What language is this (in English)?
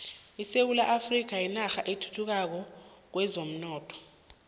South Ndebele